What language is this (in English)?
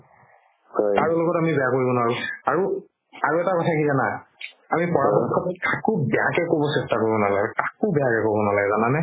Assamese